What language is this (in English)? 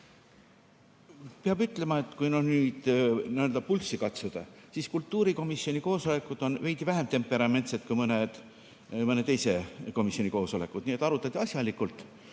Estonian